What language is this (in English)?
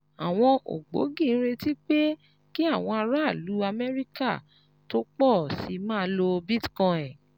Yoruba